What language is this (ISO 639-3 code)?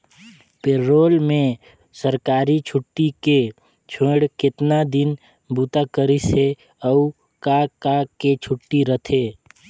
hne